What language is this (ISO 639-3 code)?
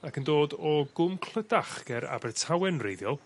cym